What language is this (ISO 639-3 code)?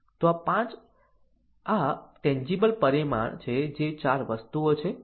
guj